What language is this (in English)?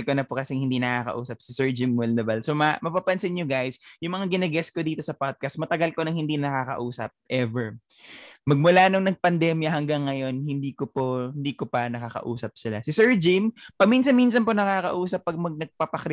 Filipino